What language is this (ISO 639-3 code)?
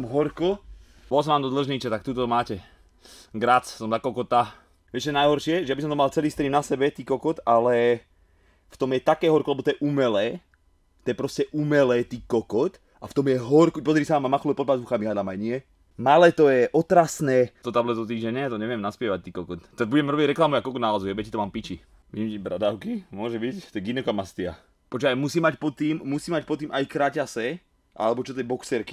ces